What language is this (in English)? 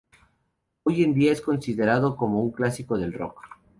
Spanish